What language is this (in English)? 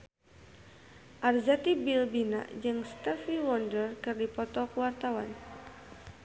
Sundanese